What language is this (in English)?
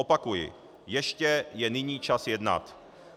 Czech